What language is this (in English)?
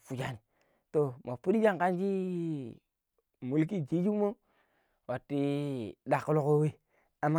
Pero